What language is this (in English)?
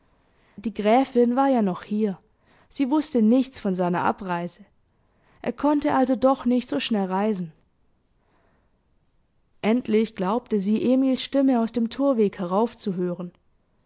German